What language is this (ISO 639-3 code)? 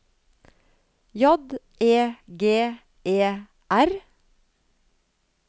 nor